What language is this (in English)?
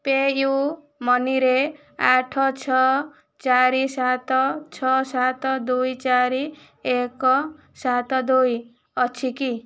Odia